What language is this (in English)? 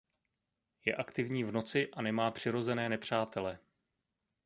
Czech